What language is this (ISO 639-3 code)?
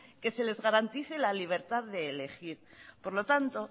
spa